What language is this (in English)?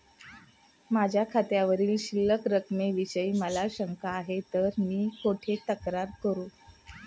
Marathi